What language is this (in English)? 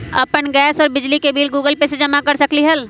Magahi